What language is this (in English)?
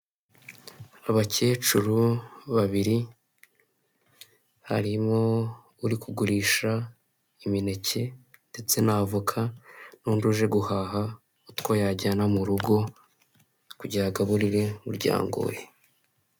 Kinyarwanda